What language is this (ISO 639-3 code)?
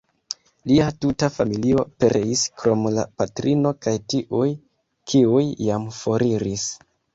epo